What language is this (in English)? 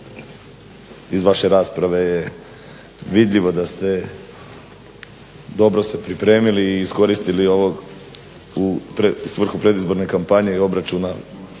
Croatian